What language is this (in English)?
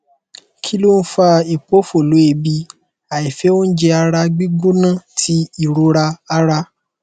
Yoruba